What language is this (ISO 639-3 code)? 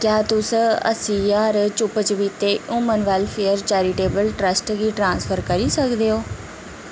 doi